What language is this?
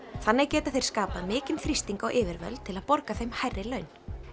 Icelandic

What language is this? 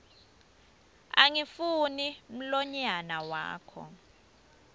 Swati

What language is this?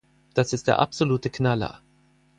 German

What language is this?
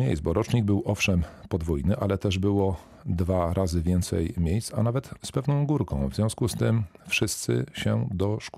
Polish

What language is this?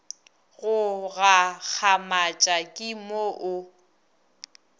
Northern Sotho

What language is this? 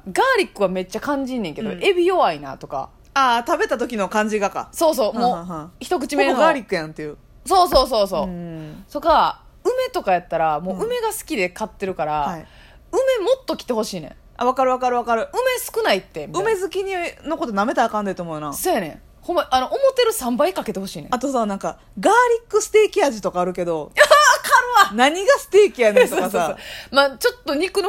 Japanese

